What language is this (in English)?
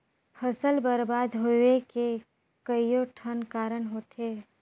Chhattisgarhi